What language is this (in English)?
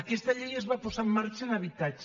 Catalan